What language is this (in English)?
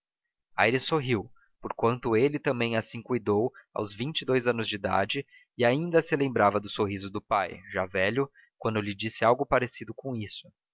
Portuguese